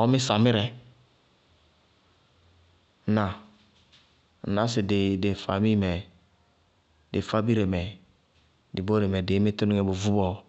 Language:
Bago-Kusuntu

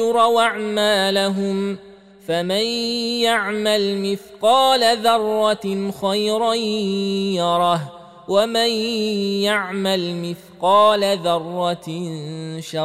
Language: Arabic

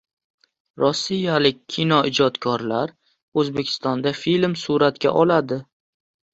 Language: Uzbek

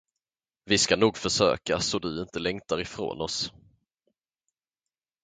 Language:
Swedish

